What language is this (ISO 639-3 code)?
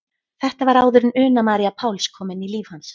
isl